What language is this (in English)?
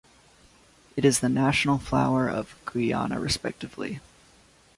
English